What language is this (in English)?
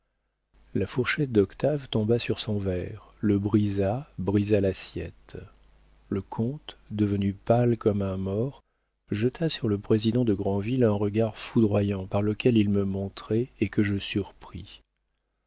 French